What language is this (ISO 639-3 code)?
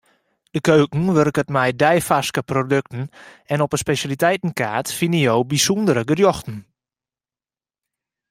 fry